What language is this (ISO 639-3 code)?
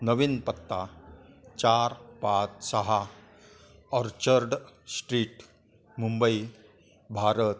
mar